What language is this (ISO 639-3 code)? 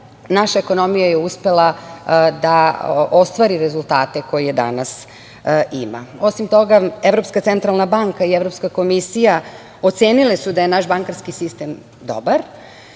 srp